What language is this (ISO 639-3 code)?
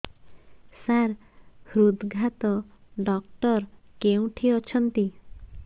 ori